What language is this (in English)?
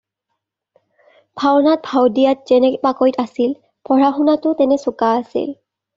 Assamese